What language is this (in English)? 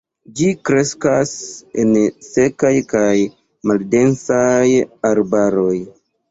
Esperanto